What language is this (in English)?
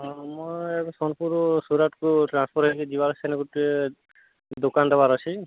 Odia